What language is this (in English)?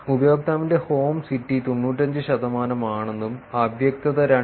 Malayalam